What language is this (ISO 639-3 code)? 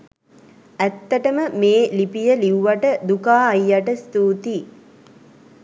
sin